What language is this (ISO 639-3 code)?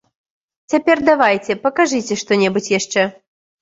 bel